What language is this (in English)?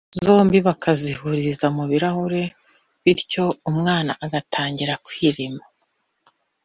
Kinyarwanda